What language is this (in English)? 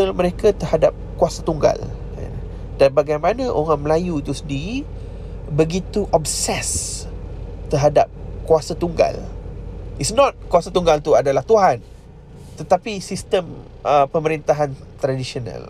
Malay